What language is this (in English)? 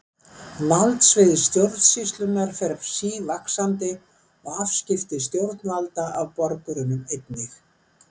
Icelandic